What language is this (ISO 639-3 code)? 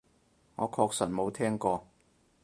yue